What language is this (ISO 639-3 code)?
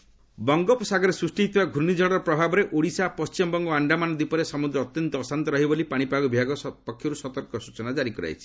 ori